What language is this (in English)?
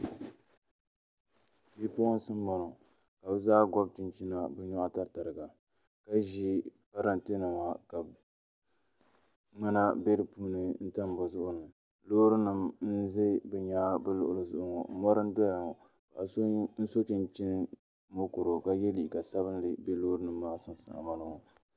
Dagbani